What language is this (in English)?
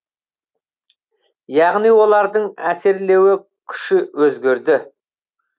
Kazakh